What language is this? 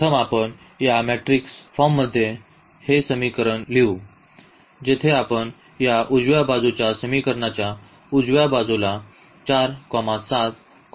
Marathi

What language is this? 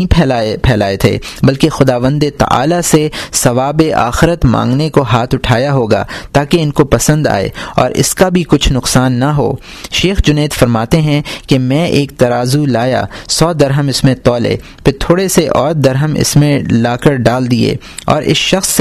Urdu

